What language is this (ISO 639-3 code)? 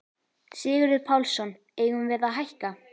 isl